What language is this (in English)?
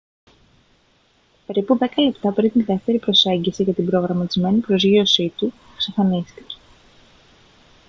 Greek